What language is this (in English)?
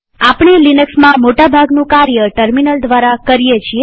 Gujarati